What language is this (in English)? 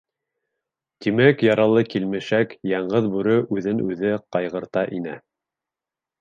Bashkir